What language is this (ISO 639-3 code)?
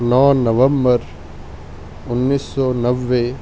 urd